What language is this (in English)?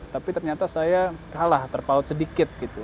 Indonesian